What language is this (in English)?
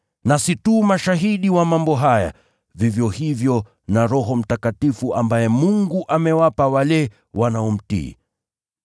Swahili